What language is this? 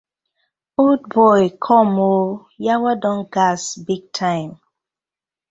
Nigerian Pidgin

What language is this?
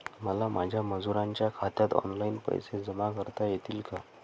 Marathi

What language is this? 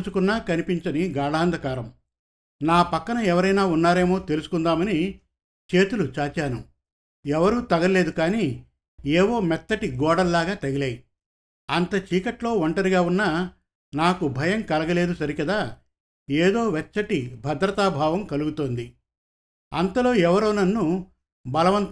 Telugu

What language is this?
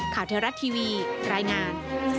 Thai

